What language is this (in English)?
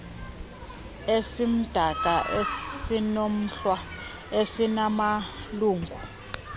Xhosa